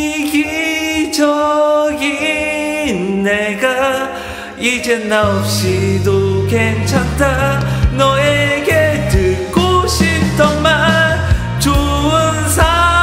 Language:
Korean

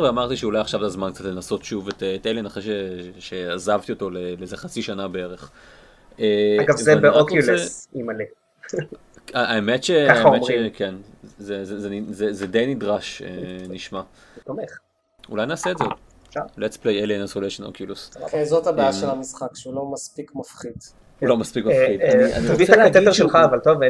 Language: Hebrew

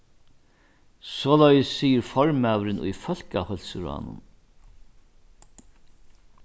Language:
Faroese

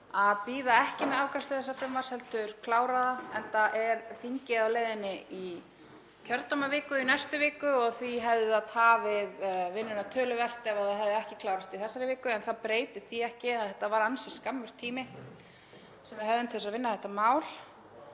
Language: Icelandic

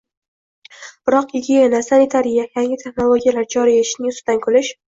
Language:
Uzbek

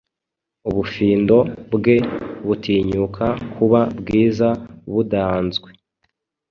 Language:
Kinyarwanda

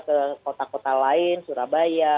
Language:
Indonesian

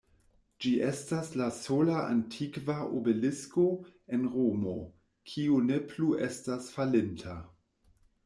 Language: Esperanto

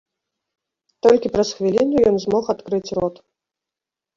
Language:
Belarusian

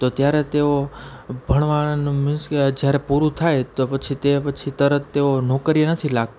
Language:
Gujarati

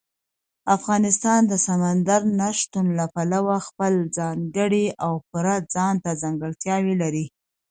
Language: Pashto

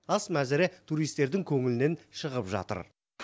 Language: Kazakh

